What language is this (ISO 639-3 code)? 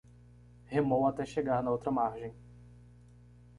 por